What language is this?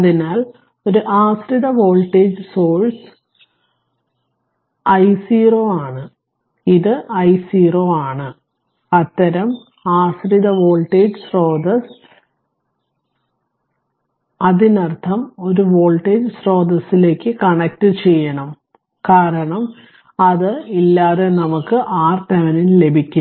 Malayalam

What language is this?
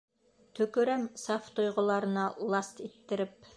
Bashkir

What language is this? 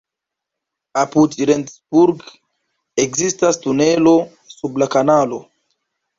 Esperanto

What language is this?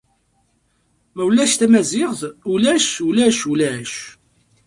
Kabyle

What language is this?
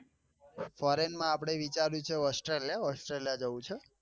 Gujarati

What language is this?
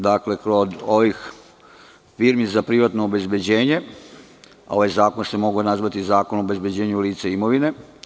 Serbian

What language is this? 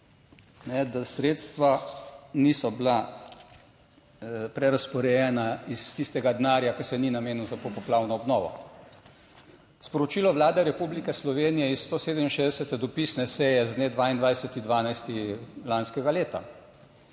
Slovenian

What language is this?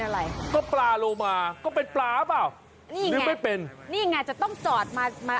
Thai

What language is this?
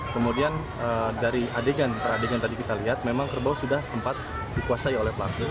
Indonesian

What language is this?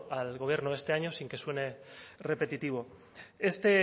Spanish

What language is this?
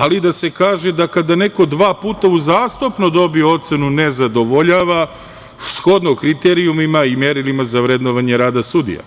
Serbian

